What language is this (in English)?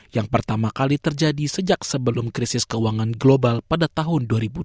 Indonesian